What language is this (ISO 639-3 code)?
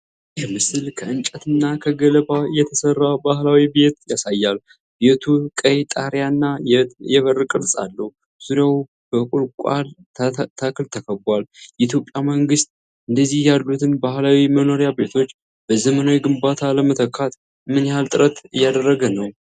amh